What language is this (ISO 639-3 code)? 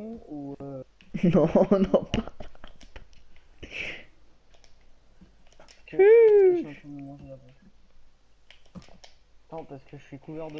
fra